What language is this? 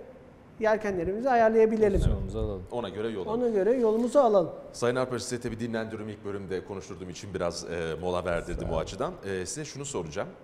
Turkish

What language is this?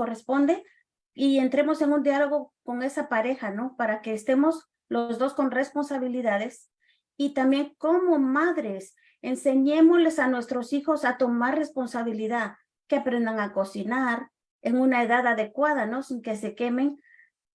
Spanish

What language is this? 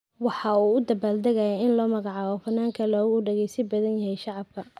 Somali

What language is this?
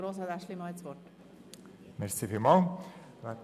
Swiss German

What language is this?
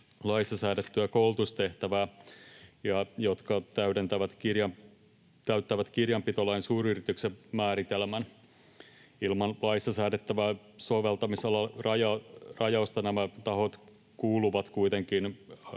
Finnish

